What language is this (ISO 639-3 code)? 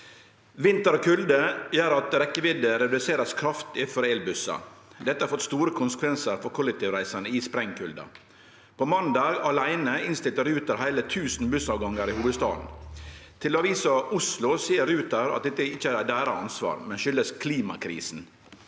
nor